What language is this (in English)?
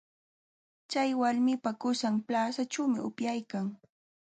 Jauja Wanca Quechua